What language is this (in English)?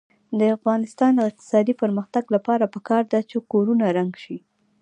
Pashto